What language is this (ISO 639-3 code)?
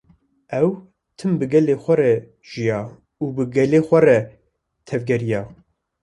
kur